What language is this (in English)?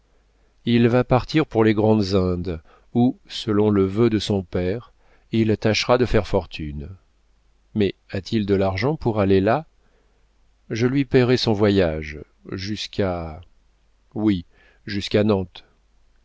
French